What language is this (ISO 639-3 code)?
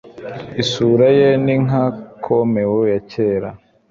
kin